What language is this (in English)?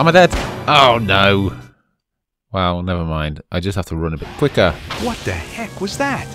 English